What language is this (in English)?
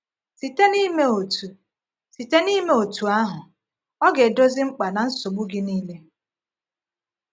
Igbo